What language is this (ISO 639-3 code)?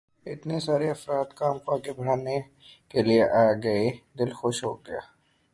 urd